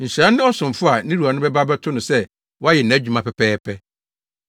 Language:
Akan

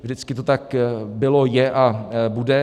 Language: Czech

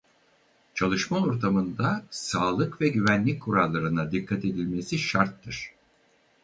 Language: Turkish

